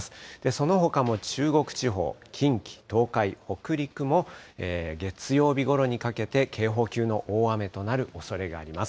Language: Japanese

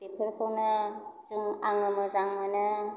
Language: Bodo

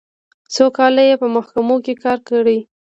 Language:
Pashto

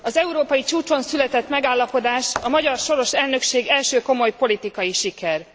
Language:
Hungarian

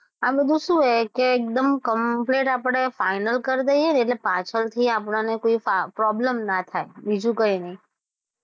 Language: Gujarati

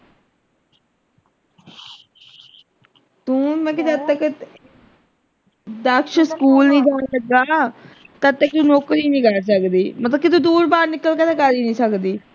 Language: Punjabi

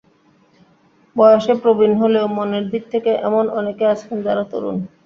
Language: Bangla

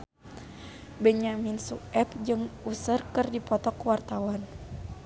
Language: Sundanese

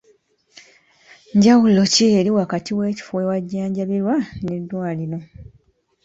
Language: Ganda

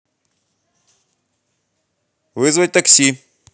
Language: Russian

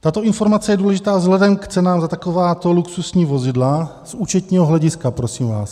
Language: Czech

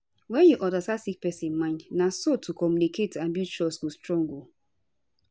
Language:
Nigerian Pidgin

